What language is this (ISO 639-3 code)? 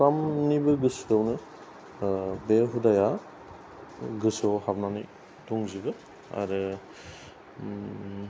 brx